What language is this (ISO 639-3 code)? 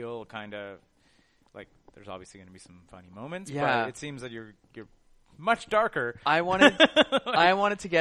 eng